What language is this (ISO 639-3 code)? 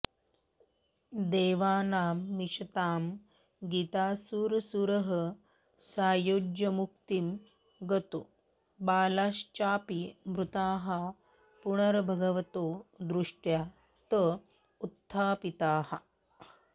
san